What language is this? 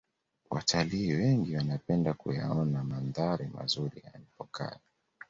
Swahili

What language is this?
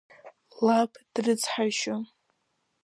Abkhazian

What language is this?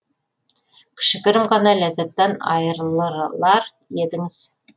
Kazakh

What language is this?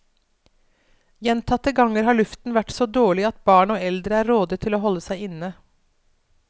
Norwegian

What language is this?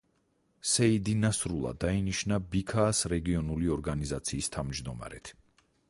Georgian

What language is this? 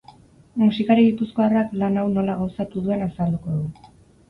Basque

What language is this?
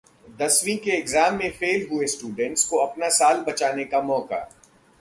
Hindi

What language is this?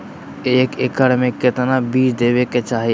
Magahi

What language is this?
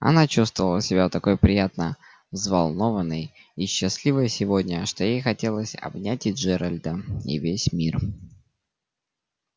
Russian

